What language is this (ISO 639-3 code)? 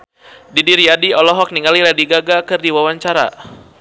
sun